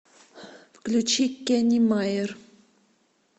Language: Russian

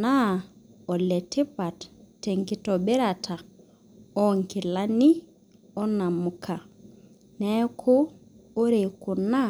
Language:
Masai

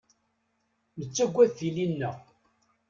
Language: Kabyle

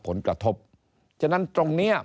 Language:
Thai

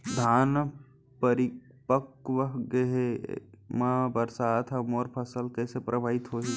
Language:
Chhattisgarhi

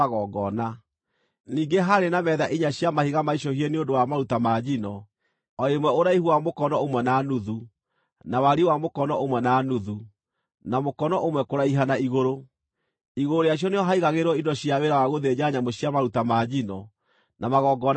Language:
Kikuyu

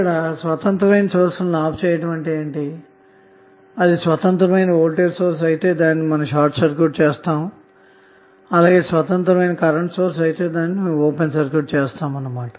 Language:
Telugu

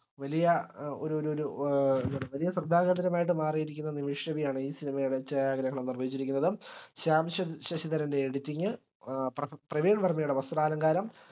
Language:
Malayalam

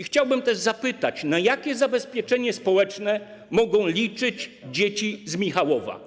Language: Polish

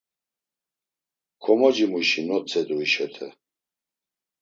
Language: Laz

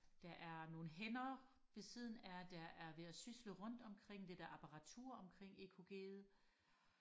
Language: Danish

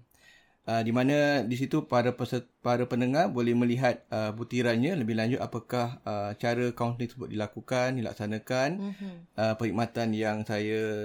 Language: Malay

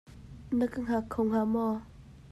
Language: Hakha Chin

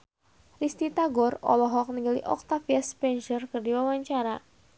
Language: Sundanese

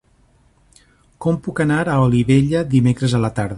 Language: Catalan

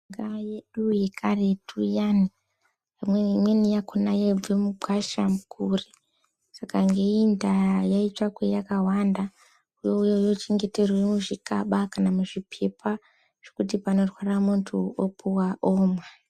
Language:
Ndau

